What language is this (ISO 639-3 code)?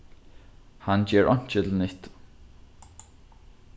fao